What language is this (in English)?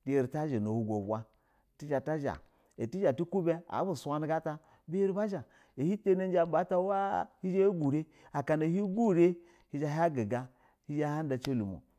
Basa (Nigeria)